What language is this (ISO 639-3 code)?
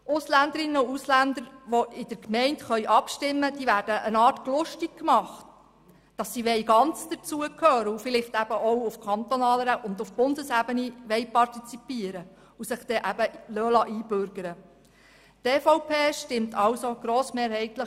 gsw